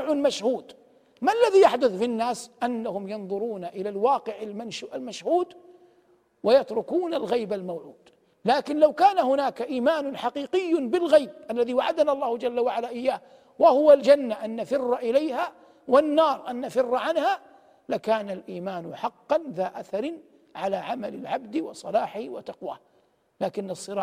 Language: Arabic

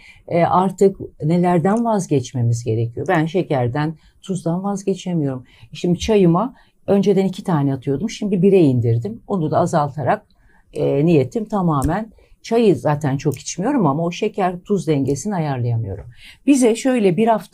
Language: Turkish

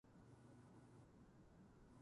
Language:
Japanese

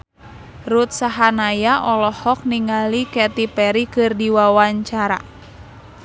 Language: Sundanese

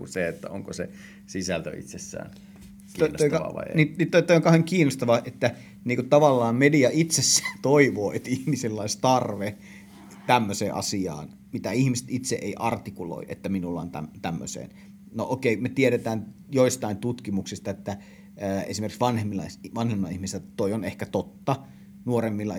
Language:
Finnish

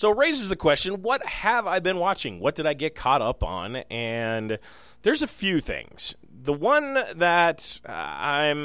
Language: English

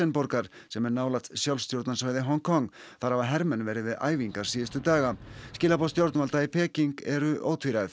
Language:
Icelandic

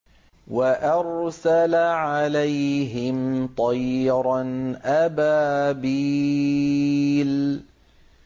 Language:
Arabic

